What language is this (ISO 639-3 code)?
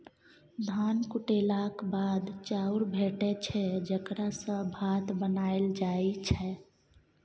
mai